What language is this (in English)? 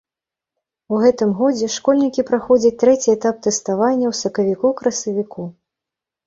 Belarusian